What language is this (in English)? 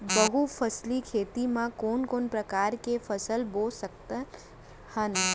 Chhattisgarhi